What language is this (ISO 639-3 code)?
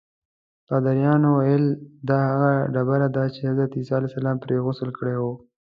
pus